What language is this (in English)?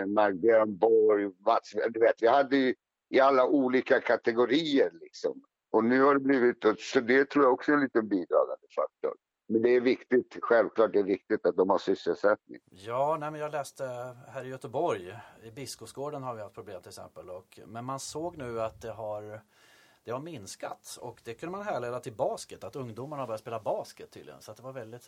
Swedish